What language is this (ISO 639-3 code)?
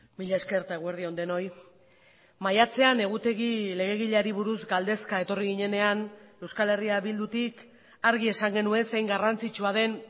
eus